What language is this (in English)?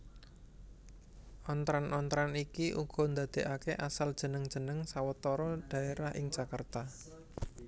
Javanese